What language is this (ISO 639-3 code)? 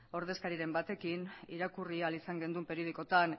eus